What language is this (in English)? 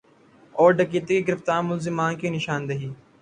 Urdu